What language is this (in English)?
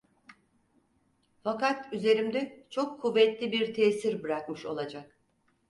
Turkish